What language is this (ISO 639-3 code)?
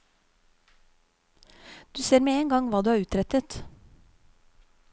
nor